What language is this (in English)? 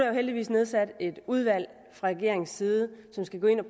Danish